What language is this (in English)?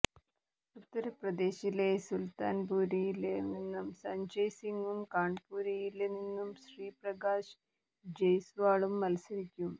Malayalam